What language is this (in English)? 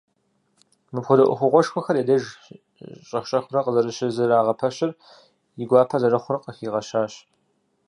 Kabardian